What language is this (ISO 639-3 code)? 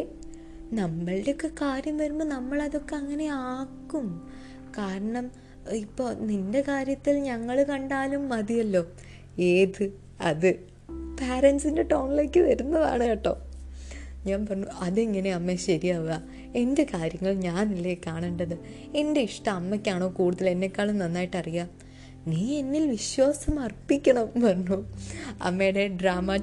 mal